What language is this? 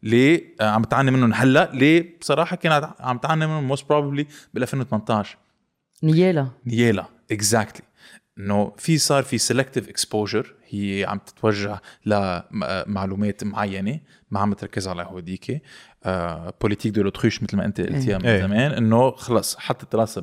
Arabic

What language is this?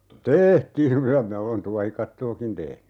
Finnish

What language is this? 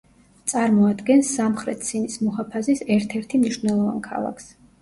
Georgian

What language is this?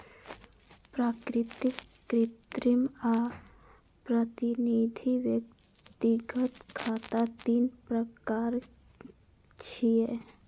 Maithili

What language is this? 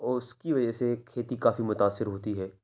Urdu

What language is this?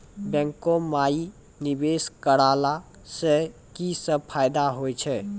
Maithili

